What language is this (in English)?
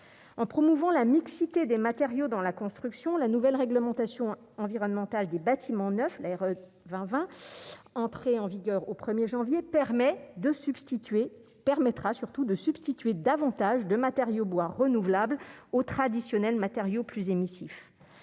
French